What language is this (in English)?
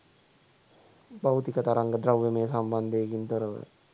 Sinhala